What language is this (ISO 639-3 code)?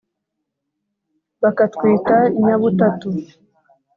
kin